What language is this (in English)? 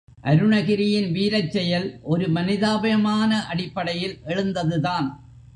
Tamil